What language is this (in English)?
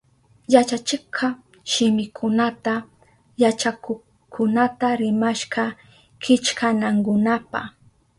Southern Pastaza Quechua